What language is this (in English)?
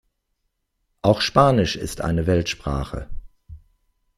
German